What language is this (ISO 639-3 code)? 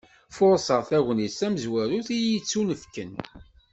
kab